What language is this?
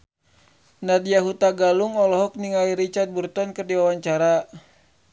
Sundanese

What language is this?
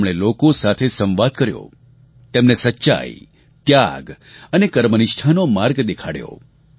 Gujarati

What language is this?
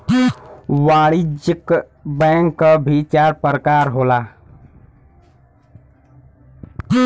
Bhojpuri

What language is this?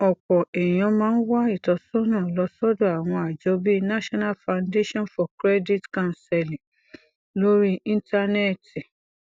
Yoruba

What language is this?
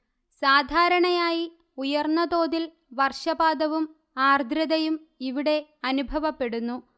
Malayalam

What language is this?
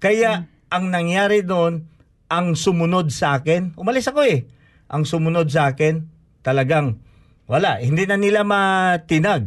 Filipino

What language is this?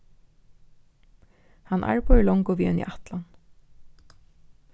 Faroese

